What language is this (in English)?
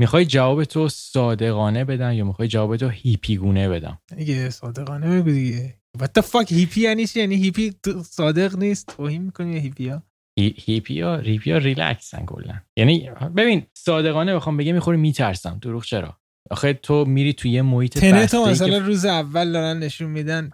Persian